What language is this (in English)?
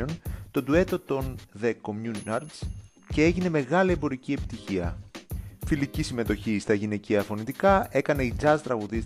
Greek